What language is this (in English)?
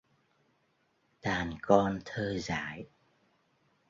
Vietnamese